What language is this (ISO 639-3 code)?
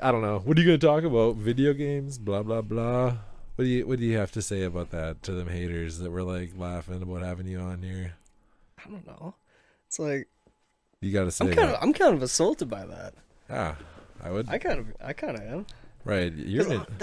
eng